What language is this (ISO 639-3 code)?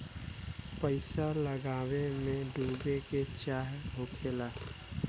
bho